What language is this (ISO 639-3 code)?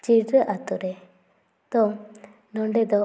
sat